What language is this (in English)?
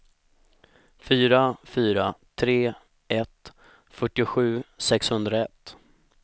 Swedish